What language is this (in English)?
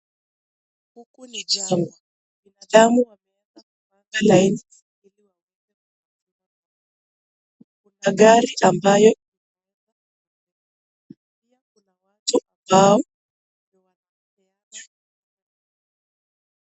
Swahili